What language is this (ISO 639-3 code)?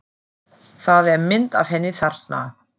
isl